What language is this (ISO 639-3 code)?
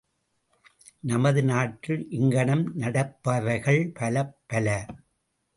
tam